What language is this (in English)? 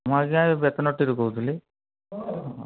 Odia